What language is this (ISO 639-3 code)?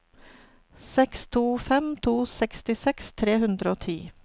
nor